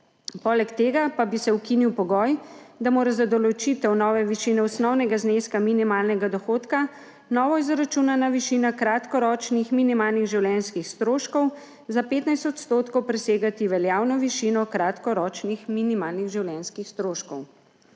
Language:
Slovenian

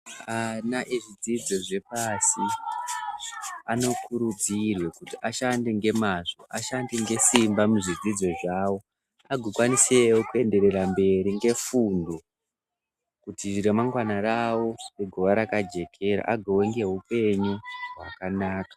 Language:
Ndau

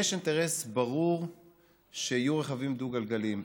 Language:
Hebrew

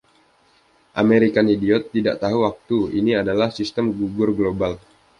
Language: Indonesian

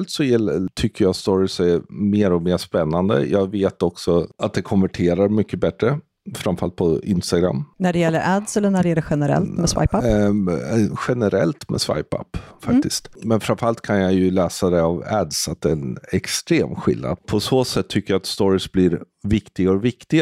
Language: Swedish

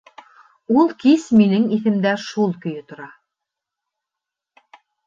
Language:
Bashkir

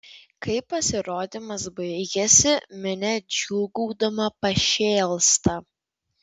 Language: Lithuanian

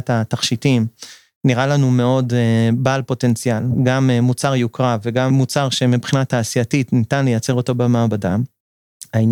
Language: Hebrew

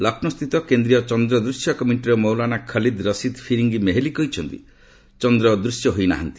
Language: Odia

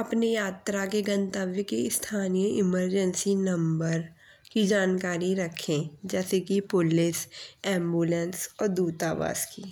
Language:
Bundeli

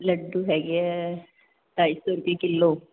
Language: Punjabi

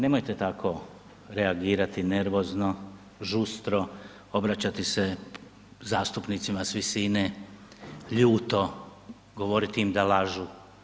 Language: Croatian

